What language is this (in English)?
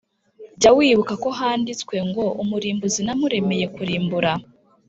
Kinyarwanda